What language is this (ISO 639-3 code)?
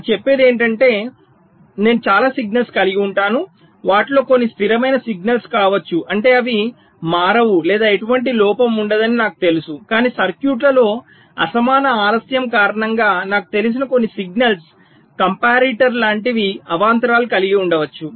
tel